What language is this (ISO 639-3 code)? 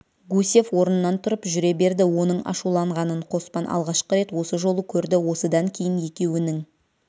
kaz